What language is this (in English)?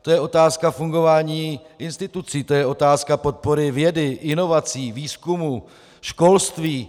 Czech